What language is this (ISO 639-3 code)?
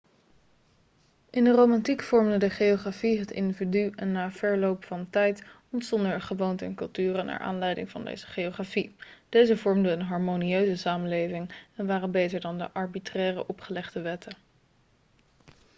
nld